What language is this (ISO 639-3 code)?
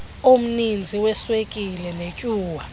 xho